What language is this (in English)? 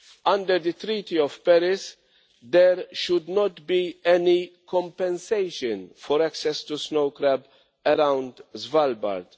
English